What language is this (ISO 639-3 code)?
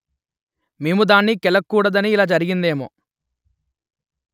tel